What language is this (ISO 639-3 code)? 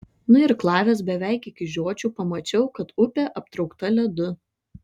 lit